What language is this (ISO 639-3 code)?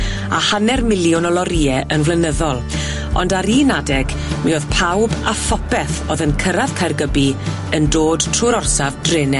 cym